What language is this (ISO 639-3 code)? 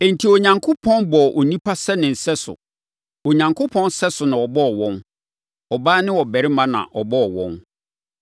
aka